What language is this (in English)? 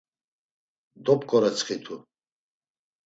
Laz